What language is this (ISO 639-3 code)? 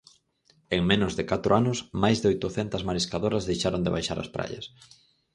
glg